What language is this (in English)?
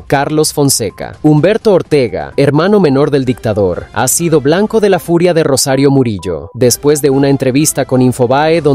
Spanish